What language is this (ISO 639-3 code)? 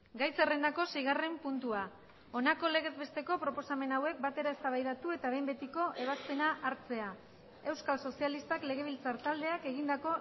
eus